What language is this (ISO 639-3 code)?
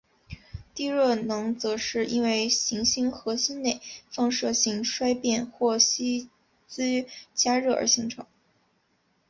zho